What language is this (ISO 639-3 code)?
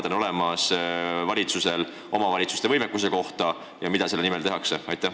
est